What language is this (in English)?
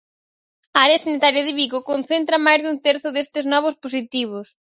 Galician